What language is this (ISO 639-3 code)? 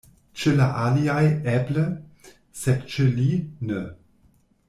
epo